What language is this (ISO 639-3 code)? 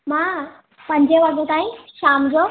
snd